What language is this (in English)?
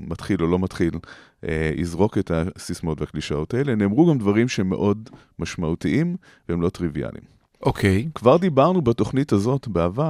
Hebrew